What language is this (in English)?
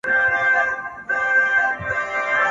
Pashto